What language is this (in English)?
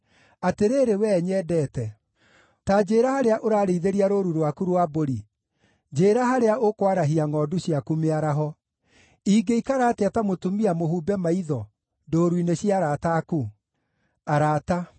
Kikuyu